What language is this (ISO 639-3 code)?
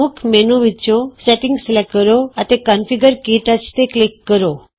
pan